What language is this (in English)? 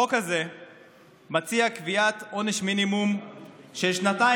Hebrew